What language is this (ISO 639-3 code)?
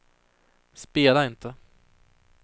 swe